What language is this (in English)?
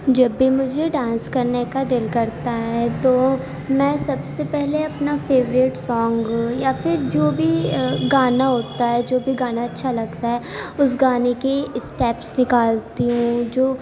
Urdu